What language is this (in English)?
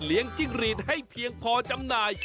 Thai